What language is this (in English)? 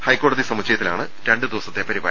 Malayalam